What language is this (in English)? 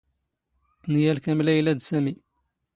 Standard Moroccan Tamazight